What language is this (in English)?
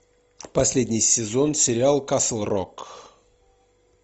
Russian